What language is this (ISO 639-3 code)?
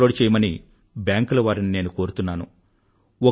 tel